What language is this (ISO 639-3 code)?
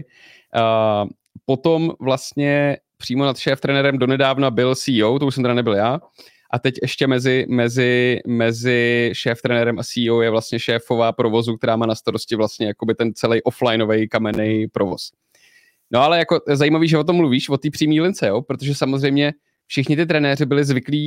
ces